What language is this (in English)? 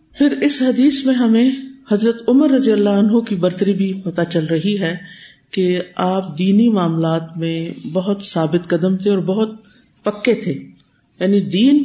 Urdu